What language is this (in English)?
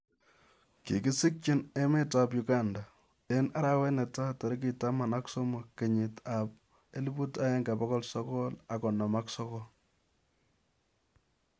Kalenjin